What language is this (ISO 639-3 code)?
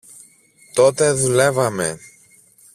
ell